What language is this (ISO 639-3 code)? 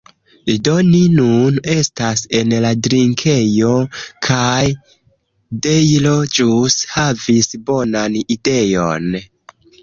epo